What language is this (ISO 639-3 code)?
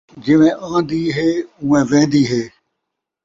skr